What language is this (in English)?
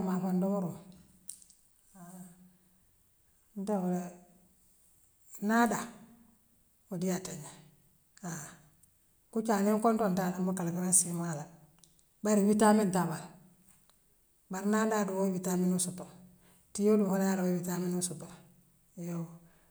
Western Maninkakan